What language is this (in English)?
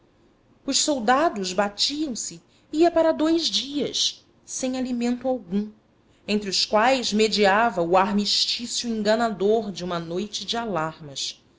Portuguese